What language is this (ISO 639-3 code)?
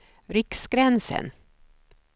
swe